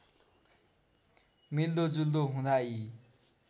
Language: Nepali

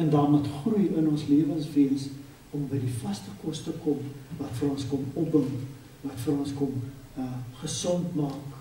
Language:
Dutch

